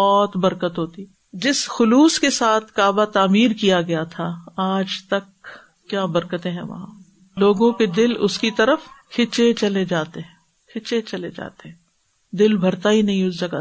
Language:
Urdu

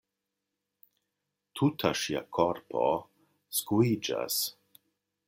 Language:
Esperanto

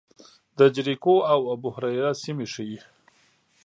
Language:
Pashto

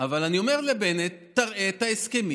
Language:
Hebrew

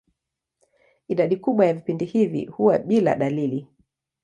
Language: Swahili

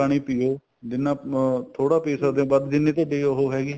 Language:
Punjabi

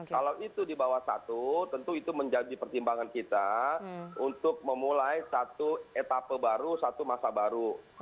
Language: Indonesian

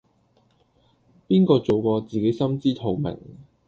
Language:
Cantonese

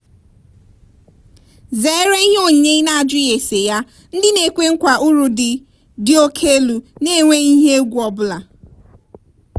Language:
Igbo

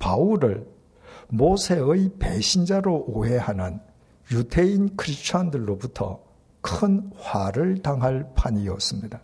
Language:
Korean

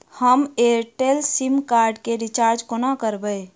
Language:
Maithili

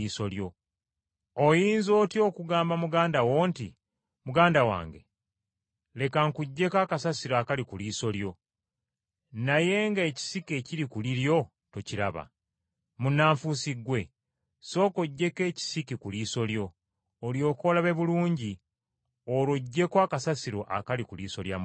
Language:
Ganda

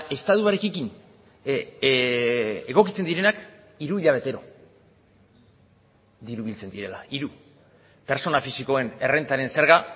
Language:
Basque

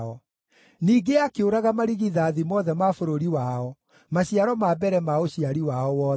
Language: Kikuyu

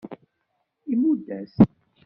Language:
Kabyle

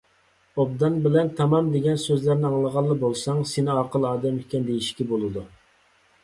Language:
Uyghur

